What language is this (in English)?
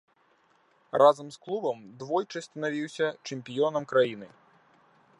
Belarusian